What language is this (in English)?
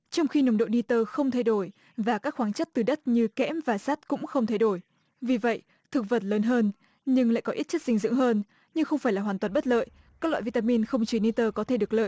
Vietnamese